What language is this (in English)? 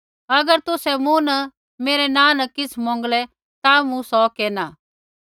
Kullu Pahari